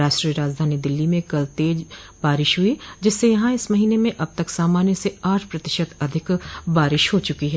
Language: Hindi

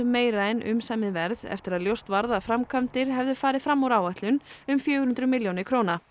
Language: Icelandic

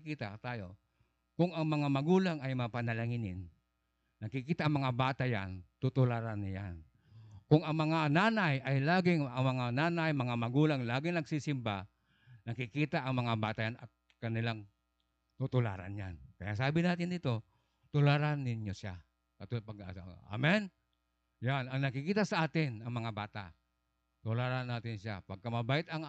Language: Filipino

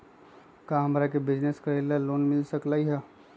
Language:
Magahi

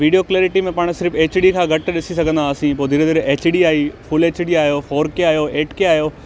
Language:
Sindhi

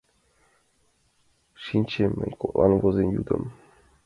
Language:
Mari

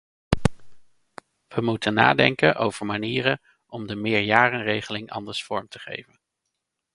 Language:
Dutch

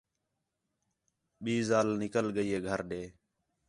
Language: Khetrani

